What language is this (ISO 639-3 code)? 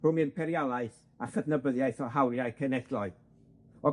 cym